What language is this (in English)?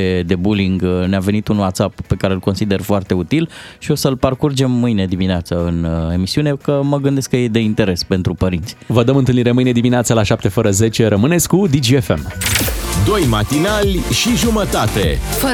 Romanian